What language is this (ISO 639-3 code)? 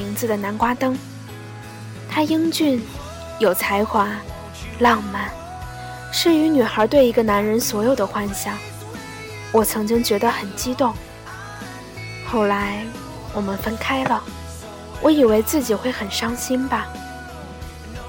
zho